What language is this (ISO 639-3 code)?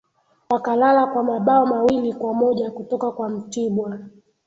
swa